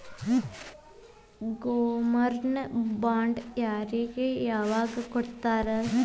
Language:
Kannada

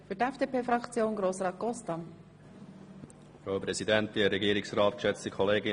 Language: Swiss German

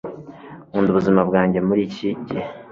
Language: Kinyarwanda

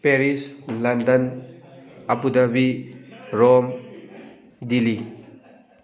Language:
Manipuri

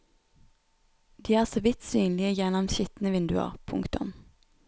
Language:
Norwegian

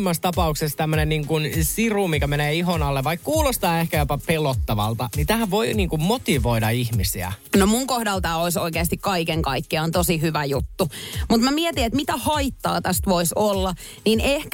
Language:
Finnish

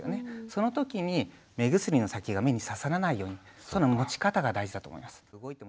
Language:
Japanese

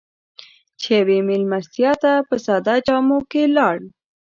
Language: Pashto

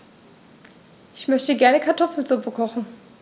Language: German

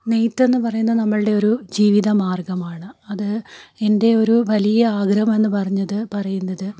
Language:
Malayalam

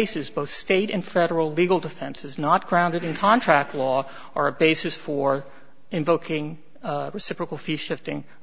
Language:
English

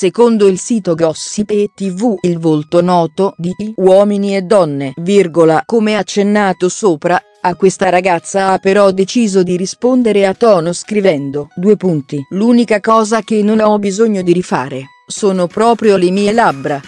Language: Italian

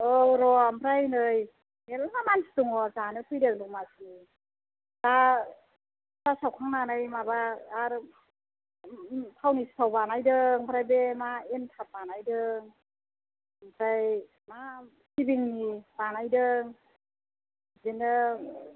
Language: Bodo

